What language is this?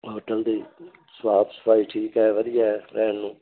Punjabi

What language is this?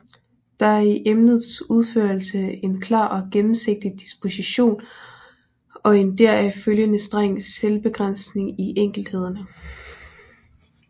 Danish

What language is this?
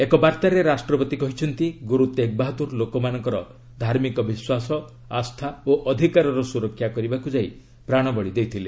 Odia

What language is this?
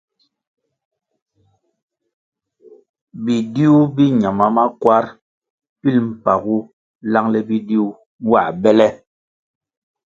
Kwasio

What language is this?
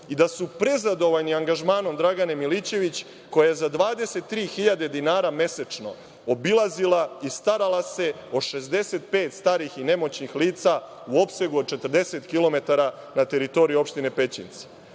Serbian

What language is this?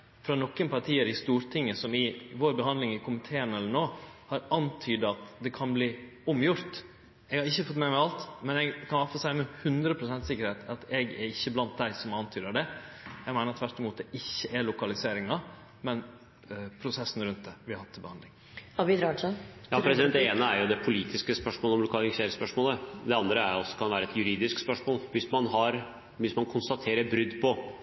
Norwegian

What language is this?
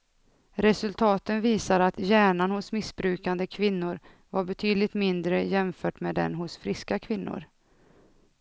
Swedish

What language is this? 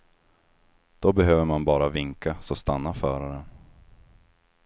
Swedish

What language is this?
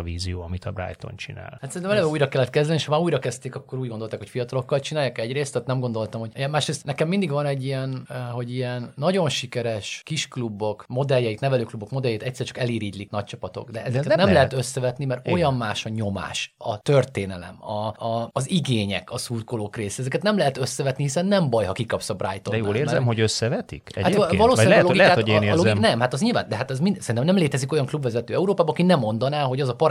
Hungarian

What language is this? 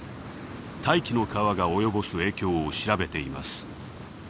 Japanese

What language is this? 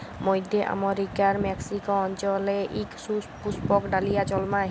Bangla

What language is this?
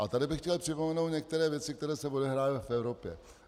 Czech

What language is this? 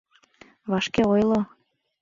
Mari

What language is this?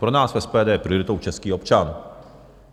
Czech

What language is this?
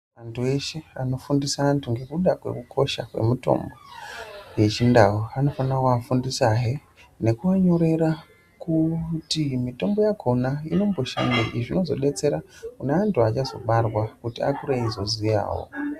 Ndau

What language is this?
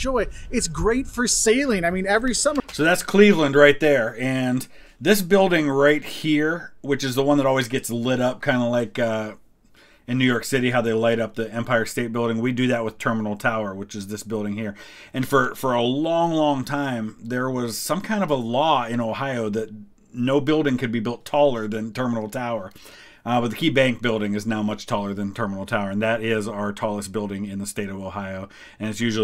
English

